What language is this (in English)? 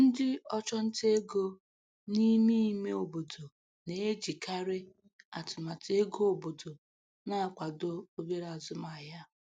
Igbo